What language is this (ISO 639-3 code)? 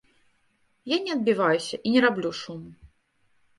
bel